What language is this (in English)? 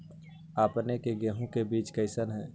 Magahi